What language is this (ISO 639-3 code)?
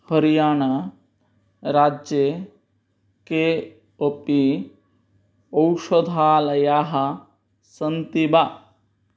san